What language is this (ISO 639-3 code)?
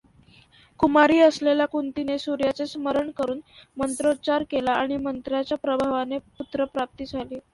mar